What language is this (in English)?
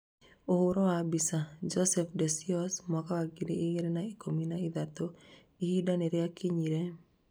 Kikuyu